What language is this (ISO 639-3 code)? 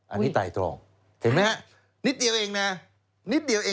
tha